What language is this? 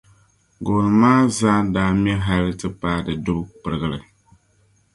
Dagbani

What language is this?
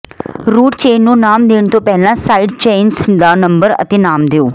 Punjabi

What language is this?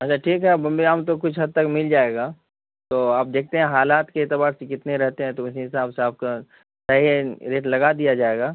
Urdu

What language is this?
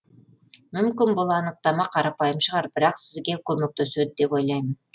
Kazakh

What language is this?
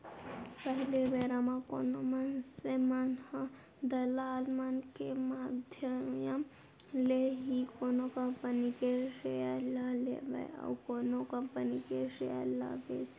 Chhattisgarhi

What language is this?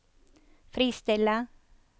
Norwegian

